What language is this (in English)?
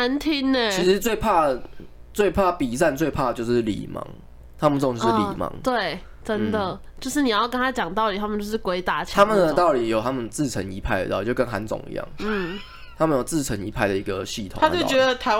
Chinese